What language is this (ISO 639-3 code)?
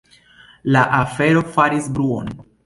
epo